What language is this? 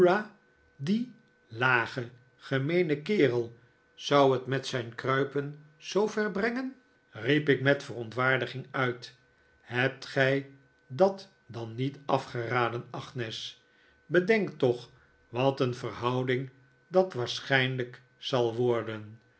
Dutch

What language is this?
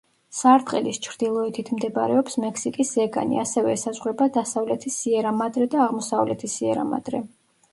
Georgian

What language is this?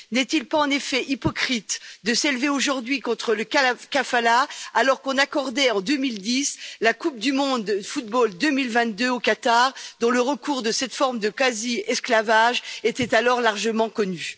French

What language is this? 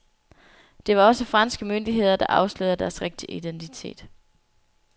Danish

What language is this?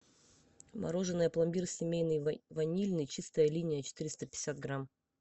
Russian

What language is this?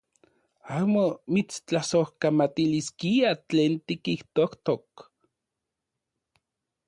Central Puebla Nahuatl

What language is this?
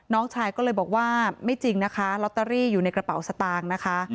Thai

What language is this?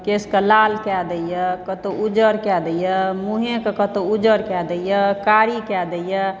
Maithili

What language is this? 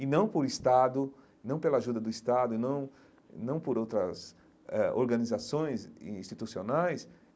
Portuguese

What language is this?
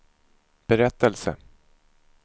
Swedish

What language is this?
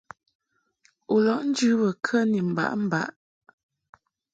Mungaka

